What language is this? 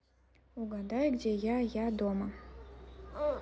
Russian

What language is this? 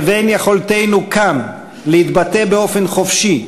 Hebrew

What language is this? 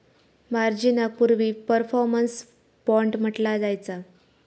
Marathi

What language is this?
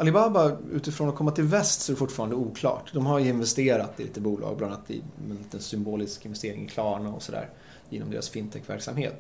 Swedish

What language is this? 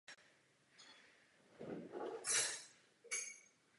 Czech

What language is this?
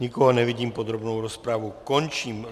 Czech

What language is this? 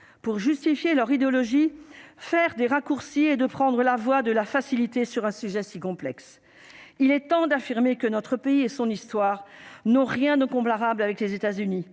French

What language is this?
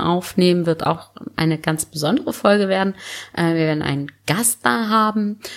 German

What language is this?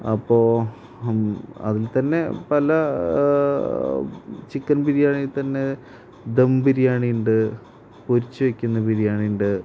Malayalam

